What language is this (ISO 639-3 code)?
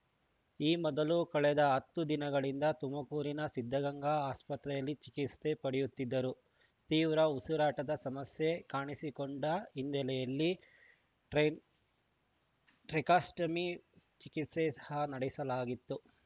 kan